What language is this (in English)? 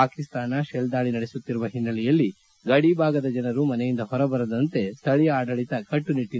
Kannada